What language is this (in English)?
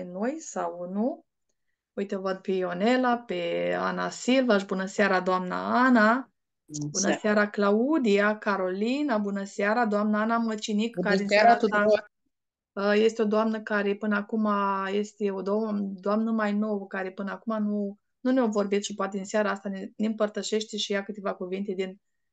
Romanian